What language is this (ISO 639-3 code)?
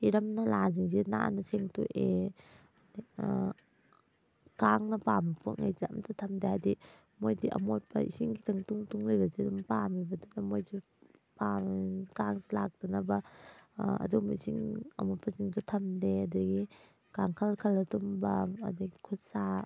mni